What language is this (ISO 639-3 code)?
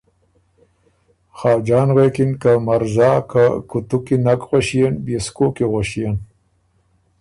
oru